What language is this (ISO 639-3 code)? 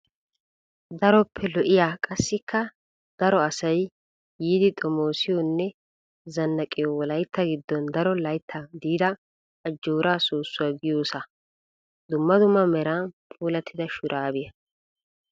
wal